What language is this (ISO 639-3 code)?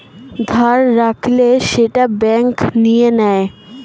ben